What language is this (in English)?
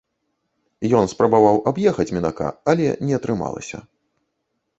Belarusian